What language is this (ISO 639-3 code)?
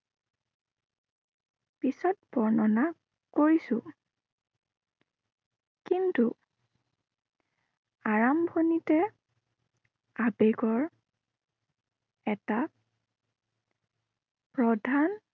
asm